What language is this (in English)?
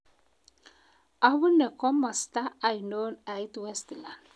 Kalenjin